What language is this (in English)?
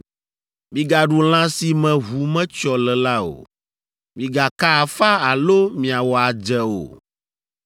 Ewe